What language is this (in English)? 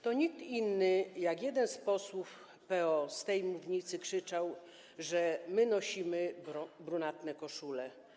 Polish